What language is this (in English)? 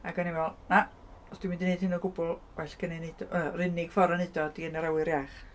Welsh